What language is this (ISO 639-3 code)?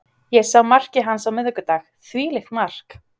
isl